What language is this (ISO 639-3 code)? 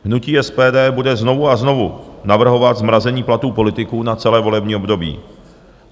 ces